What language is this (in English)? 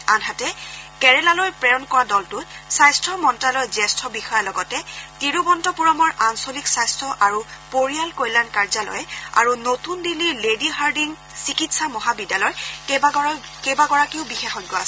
Assamese